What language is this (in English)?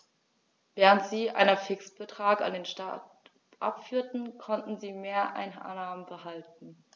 German